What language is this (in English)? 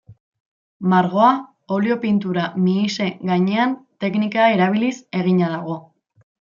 Basque